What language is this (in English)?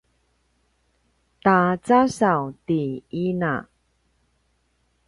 Paiwan